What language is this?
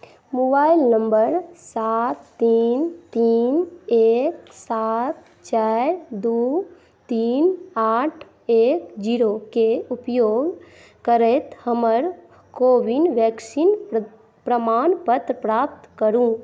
Maithili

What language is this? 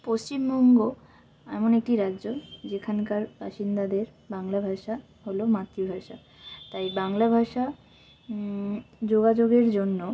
Bangla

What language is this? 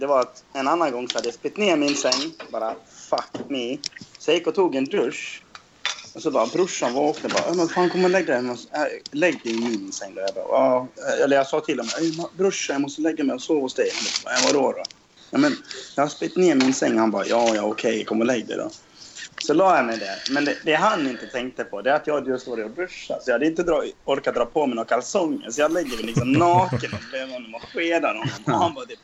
Swedish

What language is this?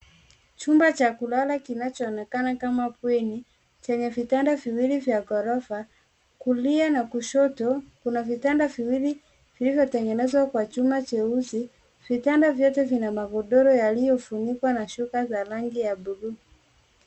Swahili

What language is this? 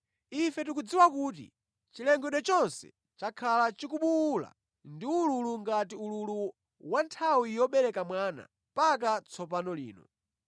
Nyanja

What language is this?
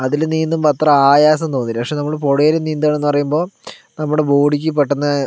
Malayalam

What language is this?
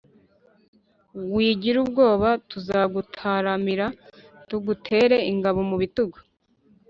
Kinyarwanda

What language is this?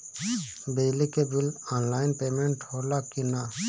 Bhojpuri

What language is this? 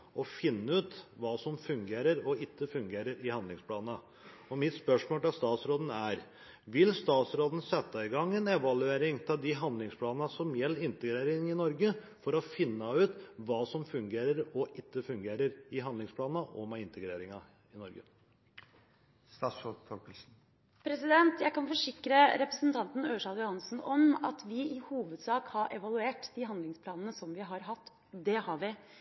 Norwegian Bokmål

